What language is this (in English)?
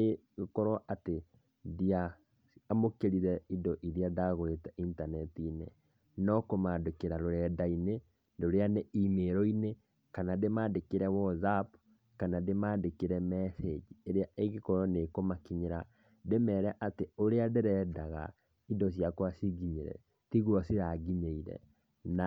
Kikuyu